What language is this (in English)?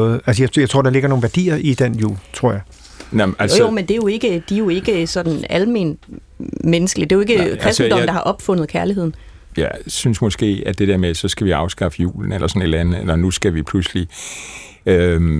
Danish